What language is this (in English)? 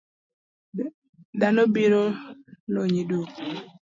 Luo (Kenya and Tanzania)